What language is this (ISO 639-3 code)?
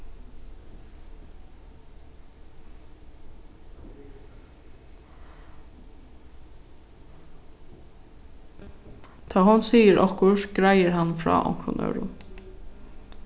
fao